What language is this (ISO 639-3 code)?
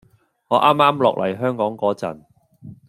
yue